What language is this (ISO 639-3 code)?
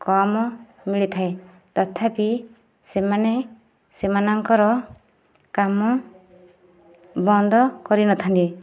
ori